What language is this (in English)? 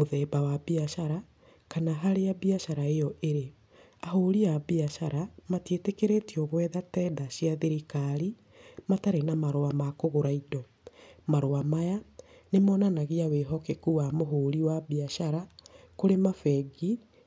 Kikuyu